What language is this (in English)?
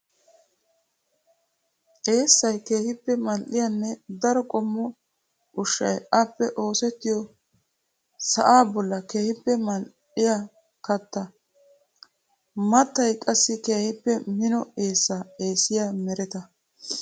Wolaytta